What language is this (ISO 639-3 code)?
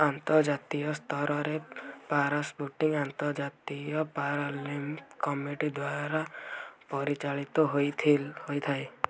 ori